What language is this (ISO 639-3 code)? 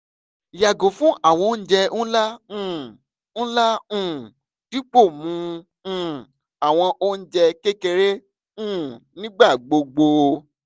yor